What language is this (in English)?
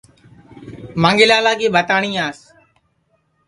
Sansi